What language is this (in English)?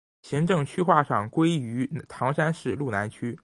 Chinese